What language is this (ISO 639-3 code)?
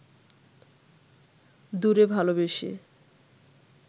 ben